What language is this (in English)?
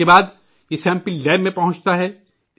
Urdu